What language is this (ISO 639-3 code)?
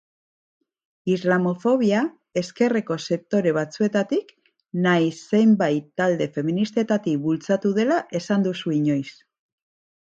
eus